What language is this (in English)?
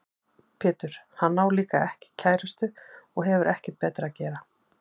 Icelandic